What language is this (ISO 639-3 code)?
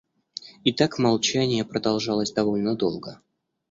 rus